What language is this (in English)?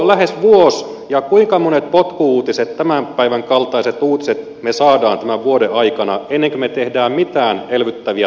Finnish